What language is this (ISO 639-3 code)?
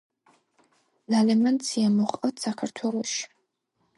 kat